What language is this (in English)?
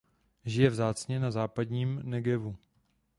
Czech